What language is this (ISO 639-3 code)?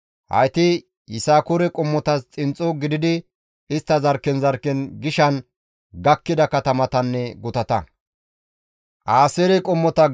gmv